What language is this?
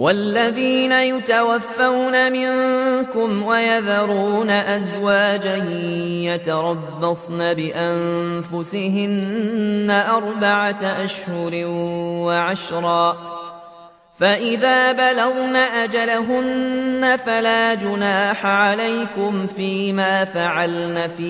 Arabic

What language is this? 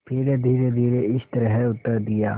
Hindi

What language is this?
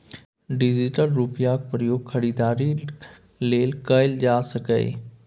Maithili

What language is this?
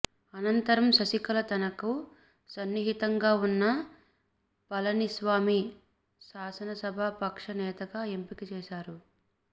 Telugu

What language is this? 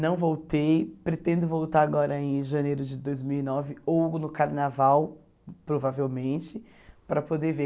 Portuguese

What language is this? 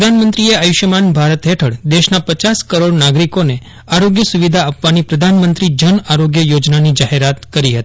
Gujarati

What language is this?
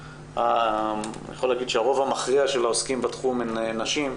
Hebrew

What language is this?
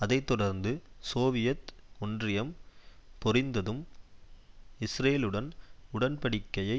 Tamil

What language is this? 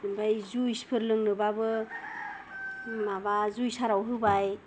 Bodo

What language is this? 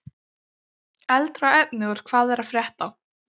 Icelandic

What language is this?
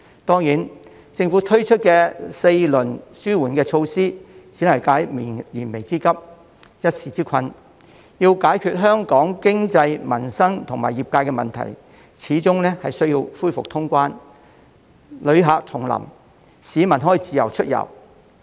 Cantonese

